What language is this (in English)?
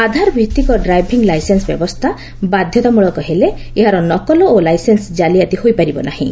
Odia